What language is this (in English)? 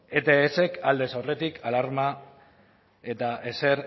Basque